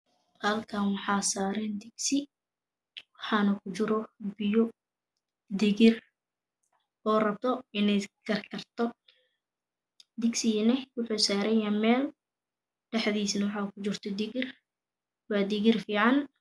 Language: Somali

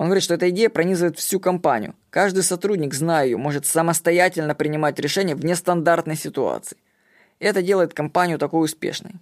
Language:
Russian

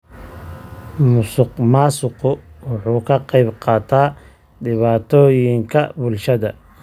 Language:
Somali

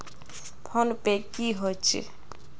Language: Magahi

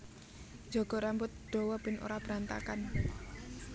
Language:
Javanese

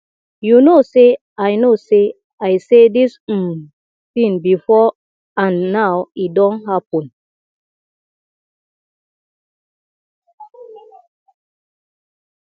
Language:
Nigerian Pidgin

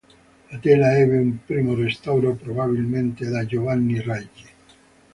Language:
Italian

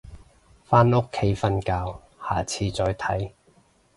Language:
Cantonese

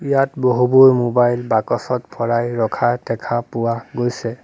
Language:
Assamese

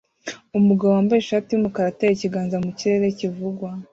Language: Kinyarwanda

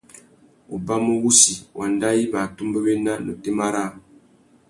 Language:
Tuki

